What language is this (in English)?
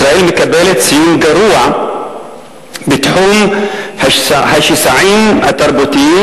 Hebrew